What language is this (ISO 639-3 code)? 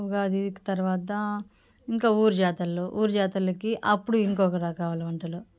tel